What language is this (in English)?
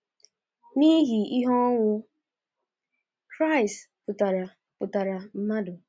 Igbo